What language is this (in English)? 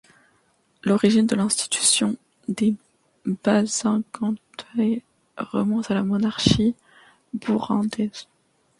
French